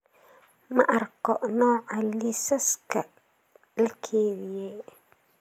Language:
Somali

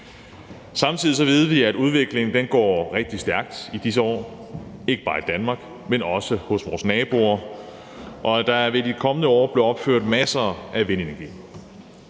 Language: Danish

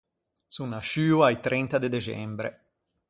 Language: Ligurian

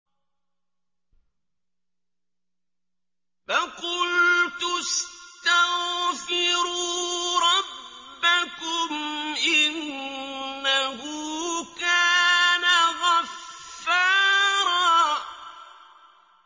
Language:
Arabic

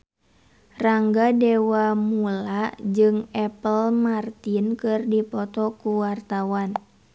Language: Sundanese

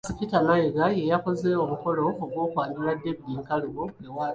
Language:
Ganda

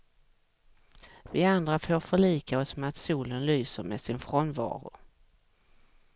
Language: Swedish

